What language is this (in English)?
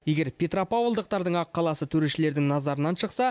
Kazakh